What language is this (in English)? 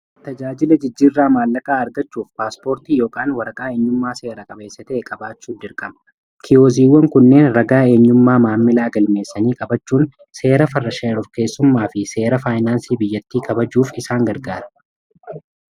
Oromo